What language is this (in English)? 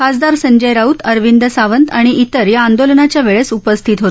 Marathi